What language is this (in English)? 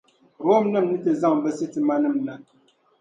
Dagbani